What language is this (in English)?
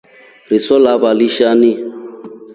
Rombo